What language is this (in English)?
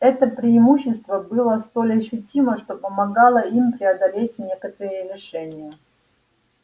Russian